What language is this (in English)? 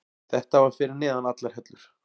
Icelandic